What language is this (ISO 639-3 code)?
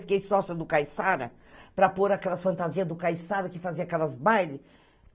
por